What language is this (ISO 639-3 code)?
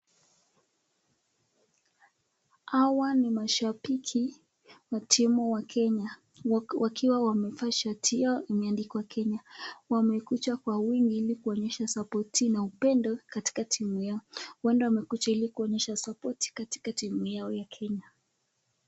swa